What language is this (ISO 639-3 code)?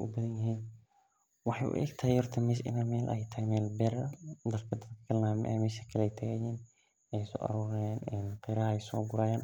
som